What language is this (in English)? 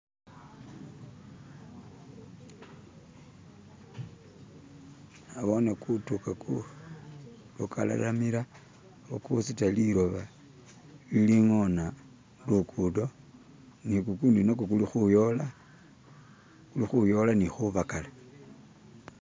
Masaaba